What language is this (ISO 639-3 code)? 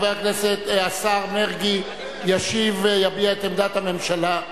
heb